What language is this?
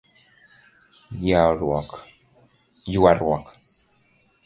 Luo (Kenya and Tanzania)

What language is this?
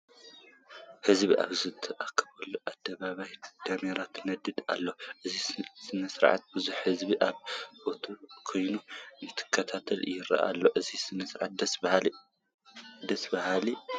Tigrinya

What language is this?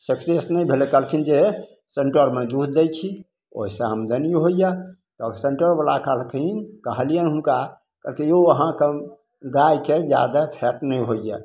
Maithili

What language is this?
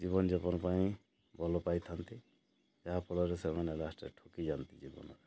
Odia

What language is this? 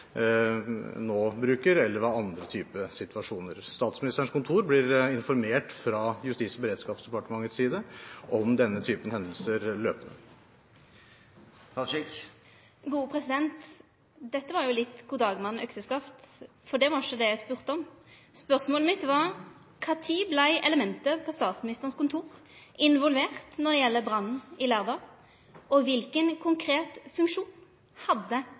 Norwegian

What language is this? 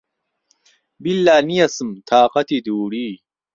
Central Kurdish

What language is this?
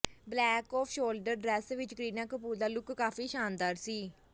Punjabi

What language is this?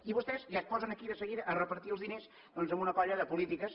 Catalan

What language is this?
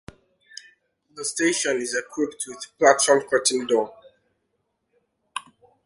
English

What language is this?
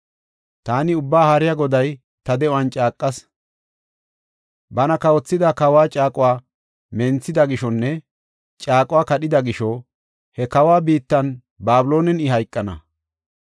Gofa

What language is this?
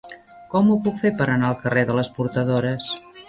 Catalan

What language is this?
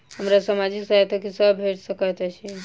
Maithili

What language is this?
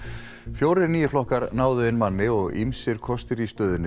Icelandic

